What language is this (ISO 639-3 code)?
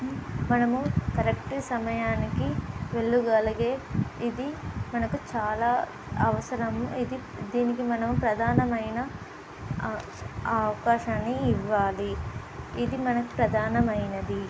tel